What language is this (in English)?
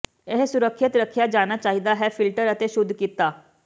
Punjabi